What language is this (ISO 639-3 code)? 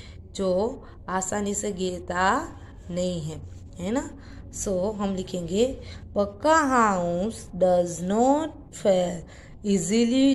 hin